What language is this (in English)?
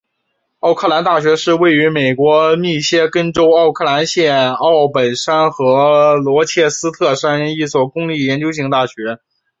Chinese